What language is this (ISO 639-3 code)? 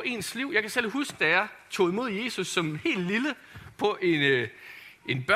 dan